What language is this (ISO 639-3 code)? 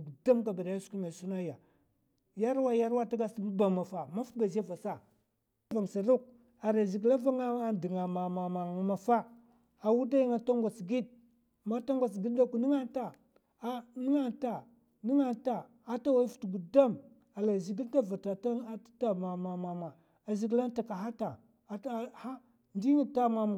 maf